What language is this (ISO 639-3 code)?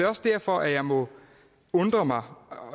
dan